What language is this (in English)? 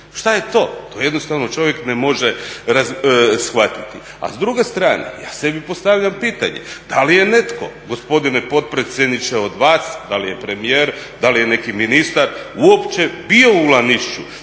Croatian